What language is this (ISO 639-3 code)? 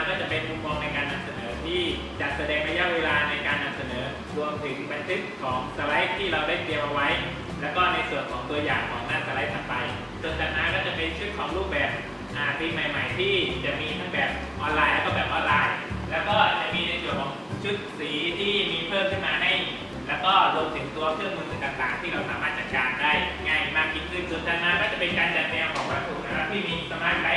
tha